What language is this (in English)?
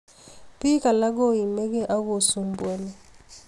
Kalenjin